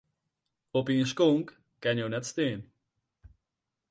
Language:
Western Frisian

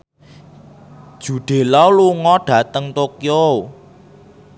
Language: Javanese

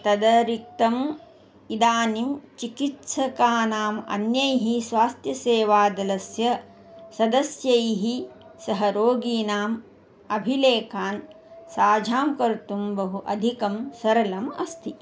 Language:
Sanskrit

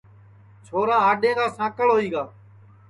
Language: Sansi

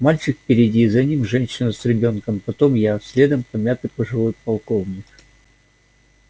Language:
Russian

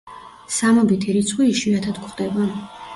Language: Georgian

